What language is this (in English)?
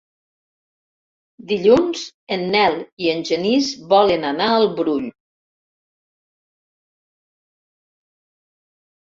Catalan